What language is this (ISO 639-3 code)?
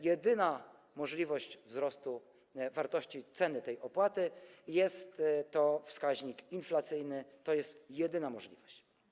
pol